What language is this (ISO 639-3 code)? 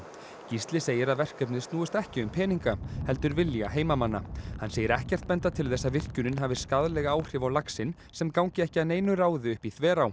isl